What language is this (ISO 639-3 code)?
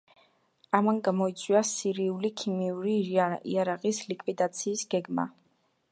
kat